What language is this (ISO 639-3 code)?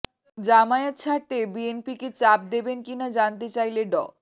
ben